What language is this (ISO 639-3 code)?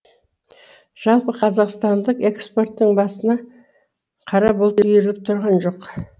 kaz